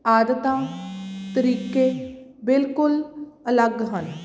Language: Punjabi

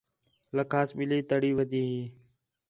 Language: Khetrani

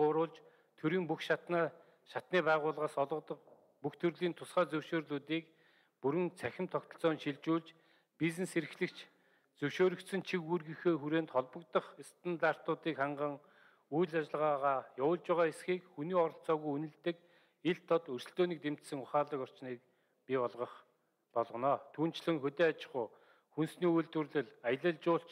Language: Turkish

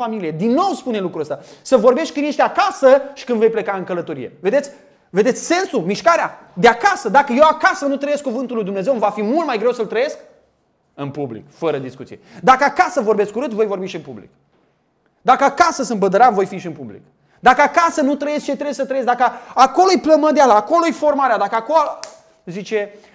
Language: Romanian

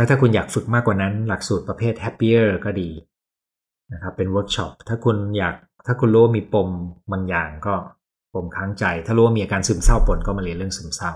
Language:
Thai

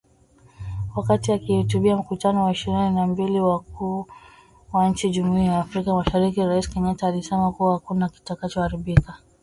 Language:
Swahili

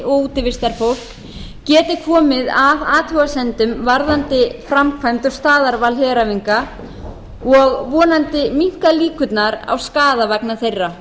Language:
Icelandic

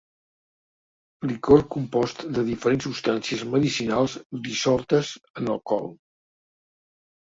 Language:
Catalan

